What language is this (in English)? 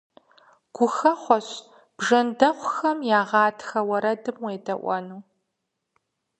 Kabardian